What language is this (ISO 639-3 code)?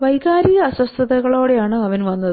mal